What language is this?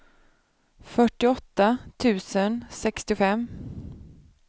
Swedish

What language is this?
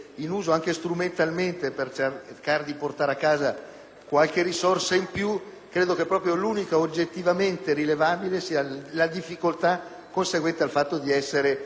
Italian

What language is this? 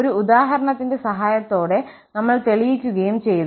Malayalam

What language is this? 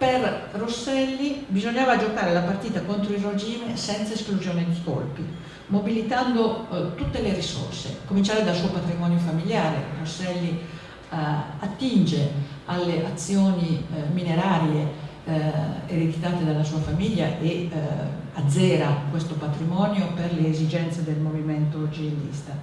Italian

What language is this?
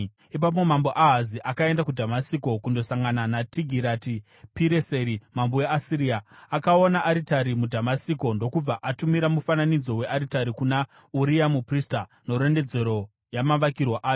Shona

